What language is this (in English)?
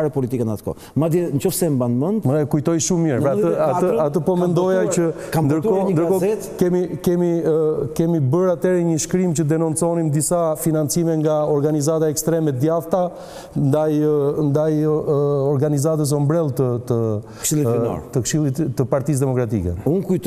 Romanian